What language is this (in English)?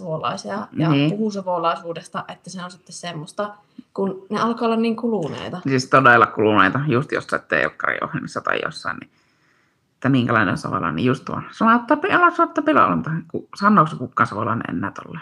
Finnish